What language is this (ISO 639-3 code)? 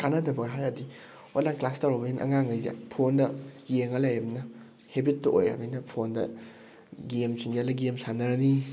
mni